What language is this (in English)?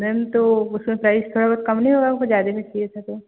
Hindi